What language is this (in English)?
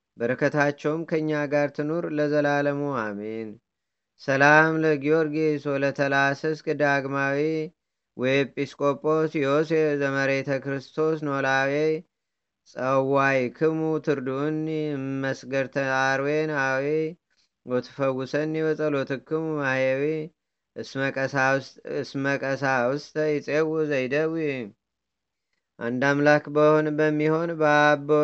Amharic